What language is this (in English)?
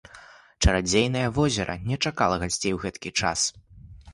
Belarusian